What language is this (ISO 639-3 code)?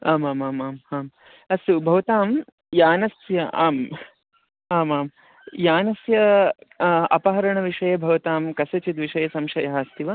san